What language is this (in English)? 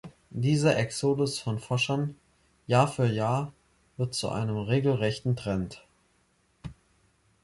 German